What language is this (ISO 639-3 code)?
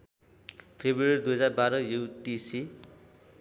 nep